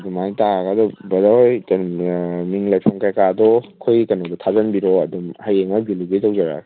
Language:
Manipuri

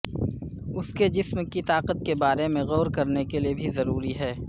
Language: Urdu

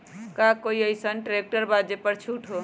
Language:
Magahi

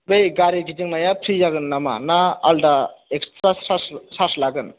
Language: Bodo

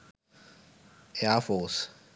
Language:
Sinhala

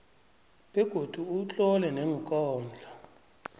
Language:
South Ndebele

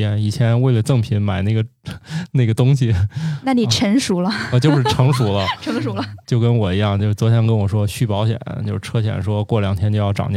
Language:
Chinese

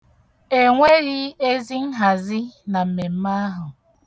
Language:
Igbo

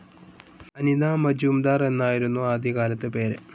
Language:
Malayalam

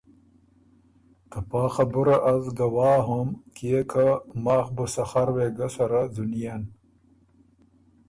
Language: Ormuri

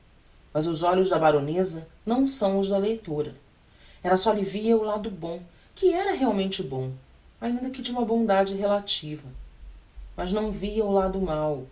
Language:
Portuguese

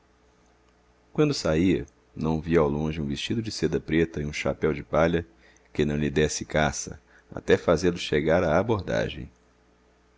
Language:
Portuguese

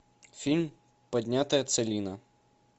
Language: Russian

